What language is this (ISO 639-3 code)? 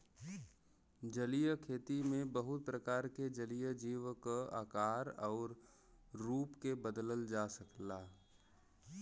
bho